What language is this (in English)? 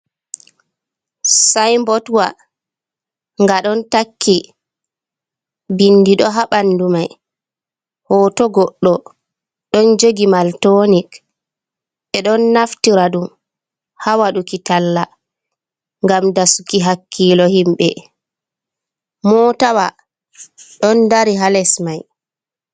Fula